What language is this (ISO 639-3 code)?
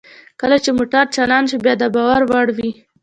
pus